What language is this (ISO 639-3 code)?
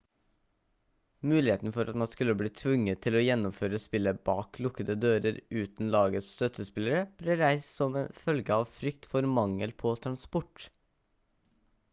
nob